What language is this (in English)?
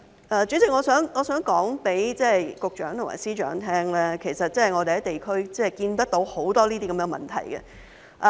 Cantonese